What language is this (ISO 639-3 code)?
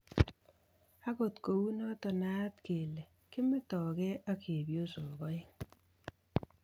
kln